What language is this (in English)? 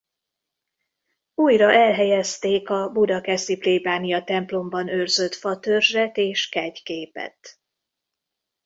Hungarian